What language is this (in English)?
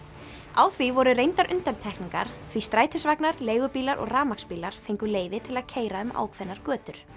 Icelandic